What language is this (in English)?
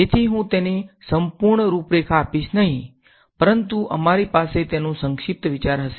Gujarati